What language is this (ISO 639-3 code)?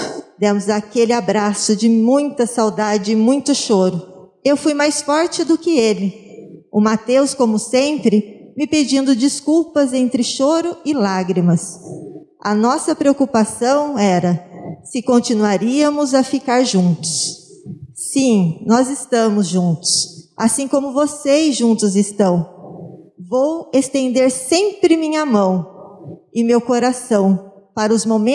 por